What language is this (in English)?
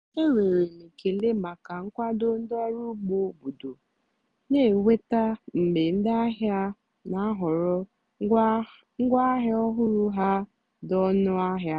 Igbo